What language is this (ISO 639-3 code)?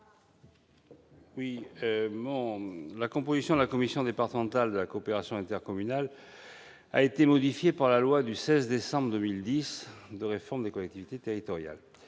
fra